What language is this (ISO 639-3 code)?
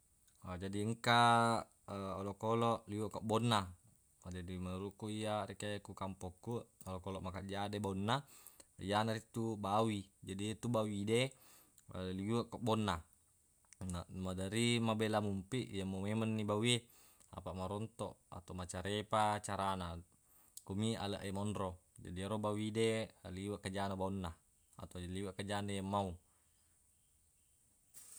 bug